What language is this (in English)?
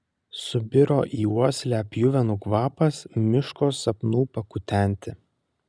Lithuanian